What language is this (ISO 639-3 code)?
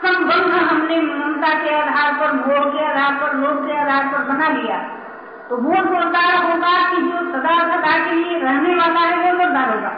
hin